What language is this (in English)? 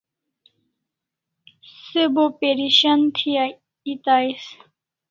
Kalasha